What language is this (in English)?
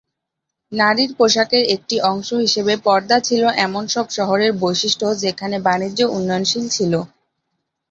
Bangla